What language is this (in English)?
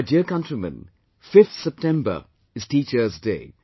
English